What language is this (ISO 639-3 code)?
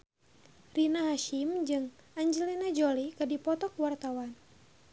sun